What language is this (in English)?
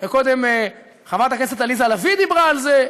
Hebrew